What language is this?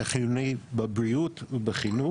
Hebrew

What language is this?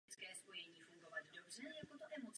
Czech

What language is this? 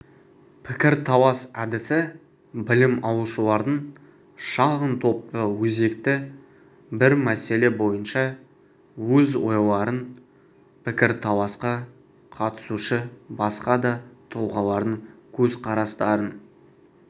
Kazakh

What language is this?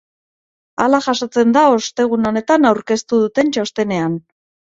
Basque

